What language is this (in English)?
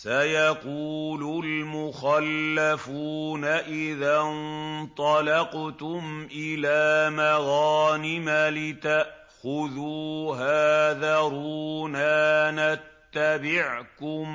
Arabic